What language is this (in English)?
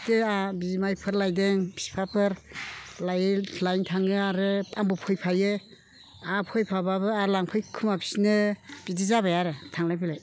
Bodo